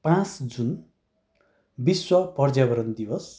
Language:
Nepali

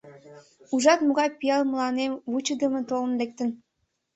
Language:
Mari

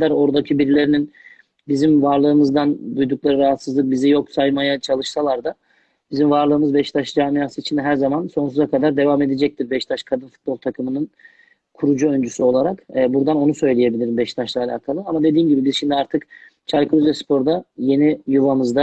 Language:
Turkish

